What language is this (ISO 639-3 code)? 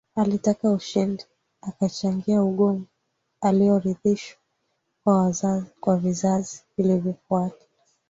swa